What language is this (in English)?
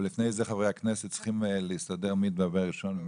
Hebrew